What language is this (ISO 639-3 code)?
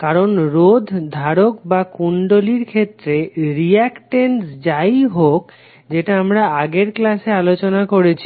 ben